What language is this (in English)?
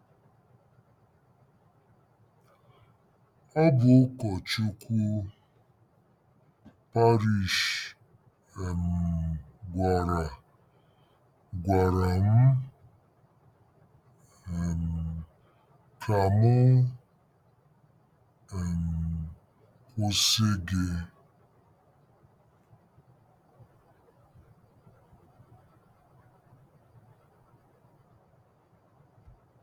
Igbo